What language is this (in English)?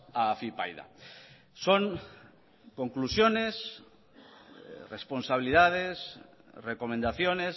Spanish